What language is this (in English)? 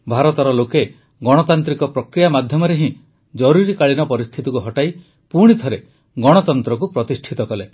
Odia